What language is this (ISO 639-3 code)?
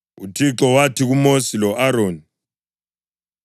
nde